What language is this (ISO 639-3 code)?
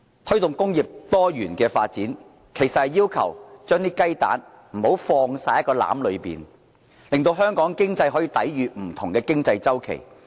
yue